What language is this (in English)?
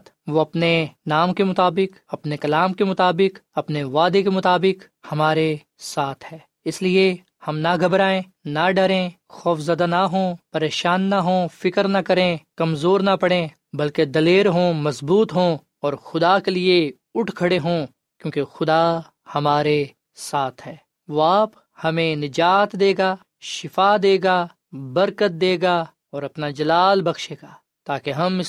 Urdu